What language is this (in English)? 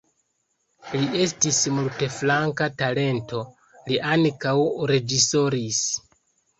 Esperanto